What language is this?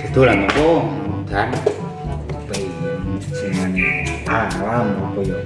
Indonesian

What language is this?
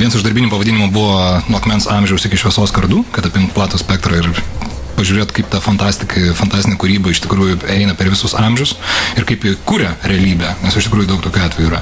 Lithuanian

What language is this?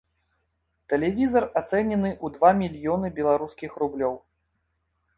Belarusian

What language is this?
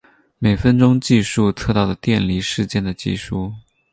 Chinese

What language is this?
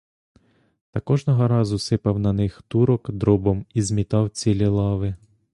Ukrainian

